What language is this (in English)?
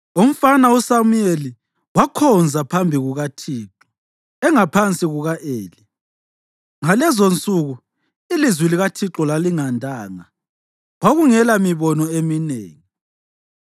North Ndebele